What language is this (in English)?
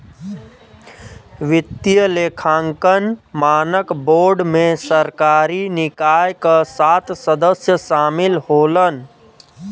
Bhojpuri